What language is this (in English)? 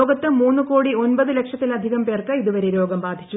Malayalam